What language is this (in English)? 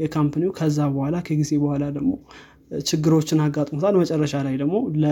Amharic